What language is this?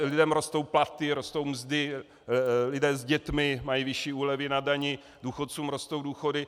Czech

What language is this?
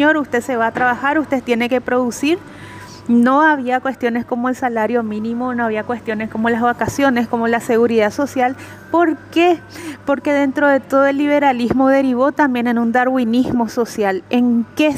Spanish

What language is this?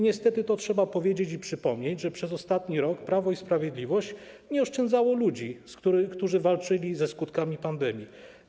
Polish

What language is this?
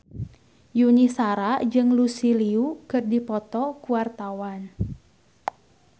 Sundanese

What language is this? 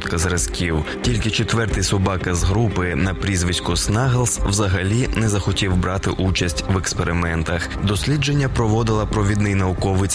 Ukrainian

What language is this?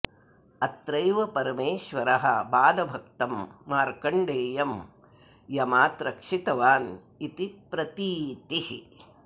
Sanskrit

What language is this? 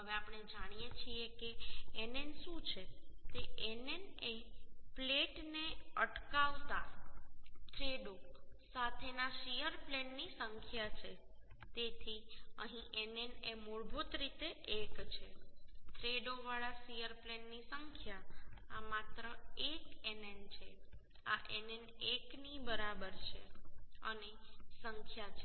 Gujarati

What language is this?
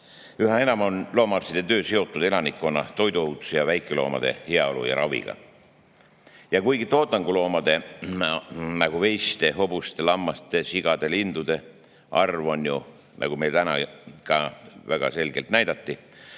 Estonian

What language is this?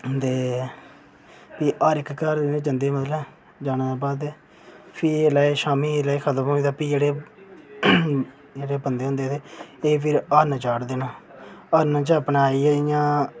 Dogri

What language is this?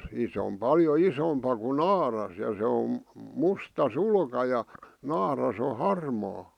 Finnish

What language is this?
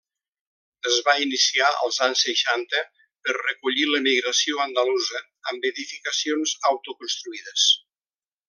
Catalan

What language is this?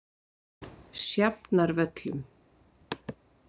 Icelandic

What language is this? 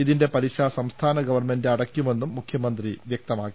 Malayalam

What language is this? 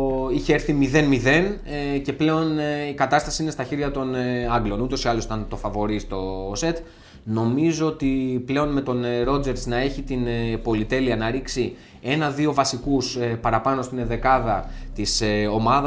Greek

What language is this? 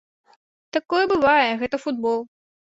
Belarusian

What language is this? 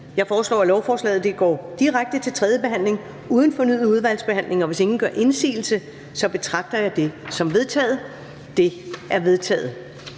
Danish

